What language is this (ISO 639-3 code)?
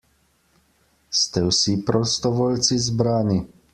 slv